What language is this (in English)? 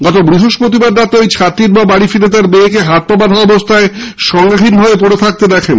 Bangla